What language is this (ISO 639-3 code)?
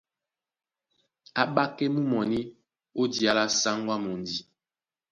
dua